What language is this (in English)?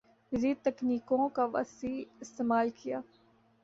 Urdu